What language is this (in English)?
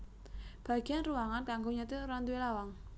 Javanese